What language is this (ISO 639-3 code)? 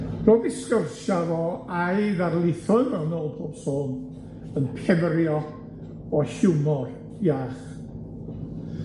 cym